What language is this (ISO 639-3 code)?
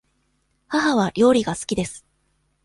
jpn